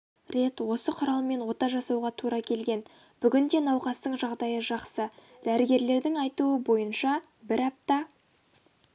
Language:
Kazakh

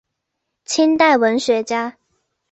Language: Chinese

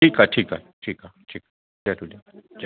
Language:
Sindhi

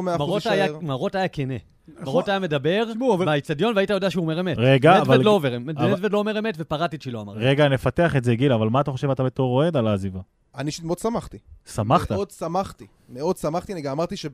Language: Hebrew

